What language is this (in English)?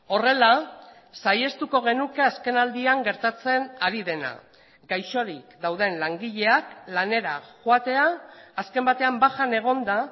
Basque